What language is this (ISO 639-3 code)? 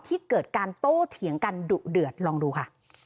tha